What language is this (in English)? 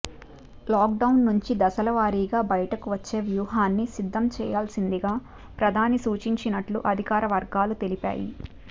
Telugu